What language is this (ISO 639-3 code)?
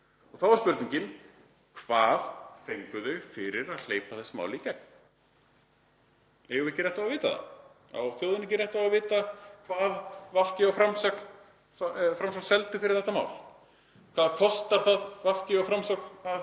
isl